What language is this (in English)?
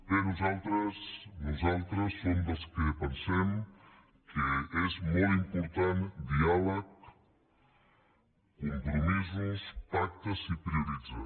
Catalan